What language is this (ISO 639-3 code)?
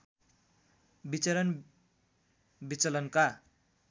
nep